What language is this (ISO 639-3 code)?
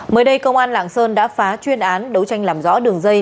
vie